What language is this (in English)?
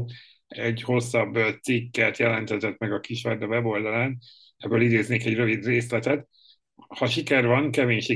Hungarian